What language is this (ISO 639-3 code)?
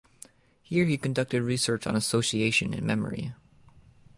eng